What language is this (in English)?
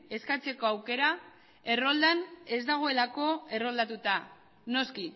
Basque